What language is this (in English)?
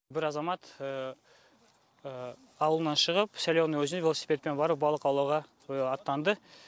Kazakh